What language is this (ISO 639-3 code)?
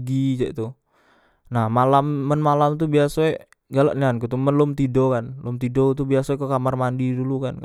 mui